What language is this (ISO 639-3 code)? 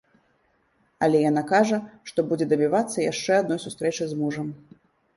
bel